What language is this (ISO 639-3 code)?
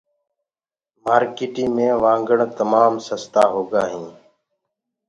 ggg